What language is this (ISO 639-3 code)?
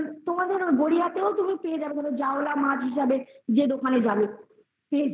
ben